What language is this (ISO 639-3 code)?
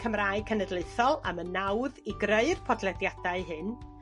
cym